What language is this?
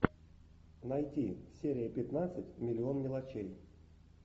Russian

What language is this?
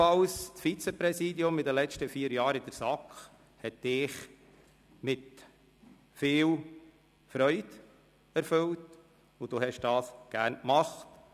Swiss German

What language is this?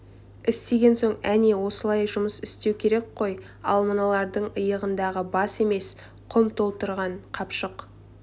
Kazakh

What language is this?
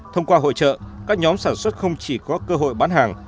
Vietnamese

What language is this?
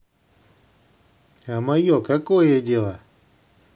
Russian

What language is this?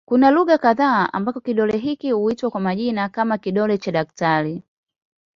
Swahili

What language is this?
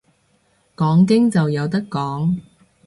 Cantonese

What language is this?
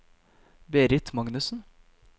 Norwegian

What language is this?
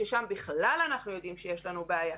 Hebrew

